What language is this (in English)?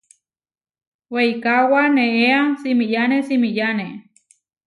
Huarijio